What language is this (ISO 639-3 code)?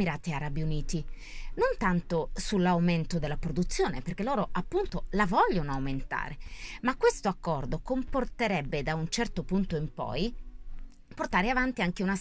ita